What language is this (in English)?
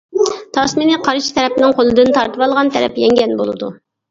Uyghur